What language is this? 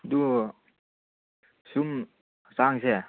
Manipuri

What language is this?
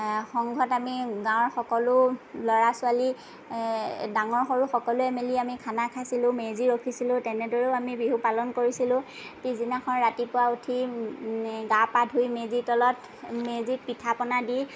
Assamese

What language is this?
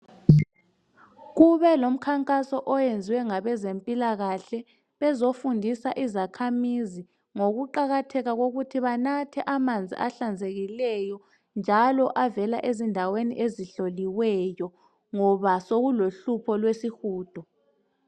North Ndebele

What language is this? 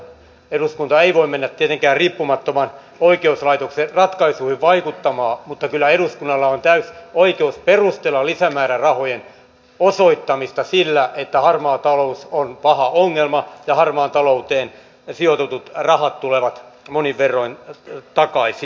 Finnish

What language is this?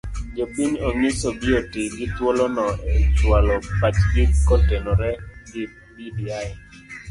Luo (Kenya and Tanzania)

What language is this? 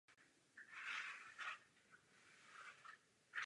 Czech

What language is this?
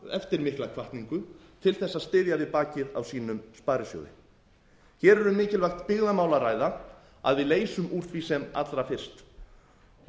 Icelandic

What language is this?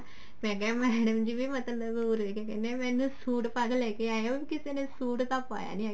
Punjabi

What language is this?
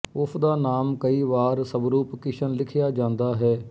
Punjabi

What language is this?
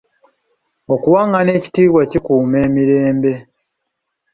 Ganda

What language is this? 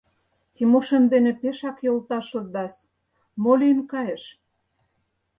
Mari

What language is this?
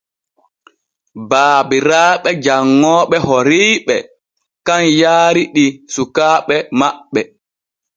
Borgu Fulfulde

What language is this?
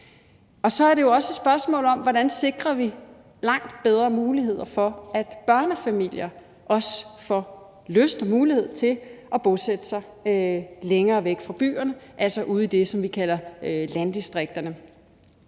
Danish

